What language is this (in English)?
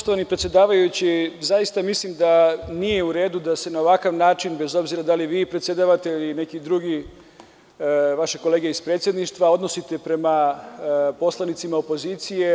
Serbian